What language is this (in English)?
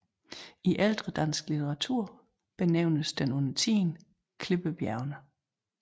Danish